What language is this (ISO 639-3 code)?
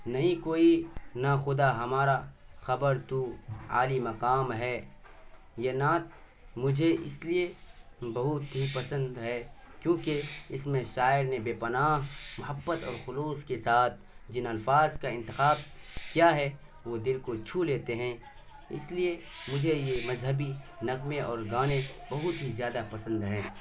urd